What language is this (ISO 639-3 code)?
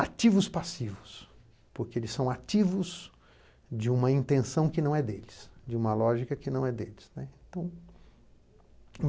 por